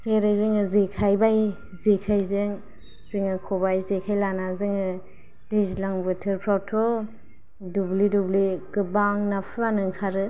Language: Bodo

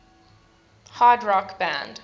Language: English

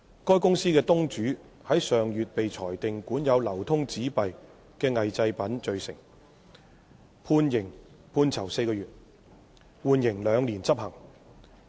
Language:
Cantonese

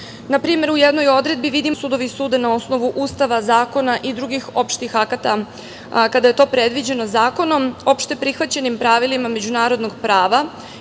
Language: Serbian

